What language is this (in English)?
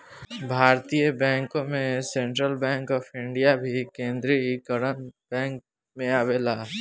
Bhojpuri